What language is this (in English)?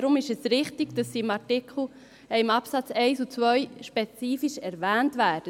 Swiss German